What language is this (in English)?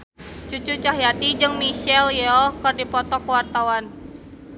Sundanese